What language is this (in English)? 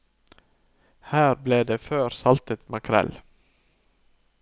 Norwegian